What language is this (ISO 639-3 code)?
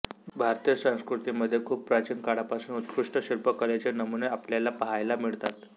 mar